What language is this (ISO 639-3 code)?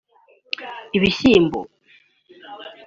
kin